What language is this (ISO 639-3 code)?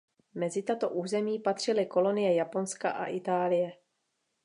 ces